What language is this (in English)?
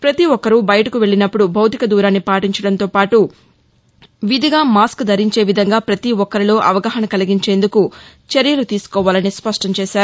Telugu